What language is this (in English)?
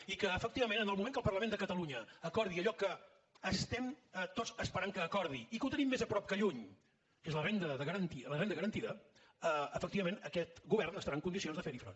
Catalan